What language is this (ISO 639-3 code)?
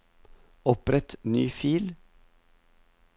nor